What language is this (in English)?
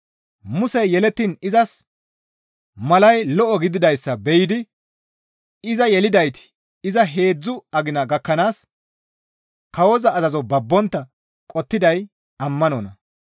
Gamo